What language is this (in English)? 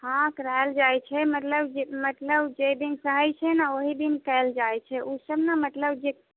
Maithili